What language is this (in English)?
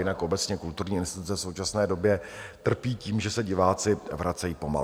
Czech